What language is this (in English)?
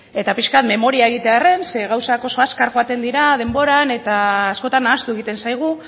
Basque